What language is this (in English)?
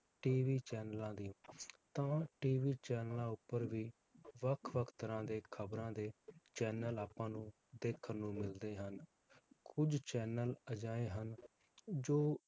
Punjabi